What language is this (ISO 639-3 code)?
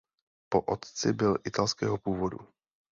ces